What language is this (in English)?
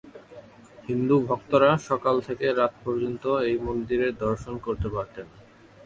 Bangla